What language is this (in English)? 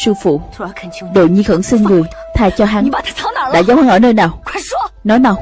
Vietnamese